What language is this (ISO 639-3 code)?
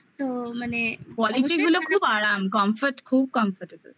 ben